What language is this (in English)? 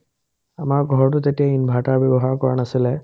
Assamese